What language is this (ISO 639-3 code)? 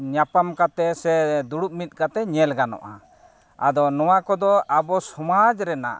sat